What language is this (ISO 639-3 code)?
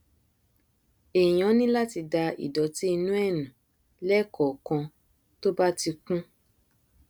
yor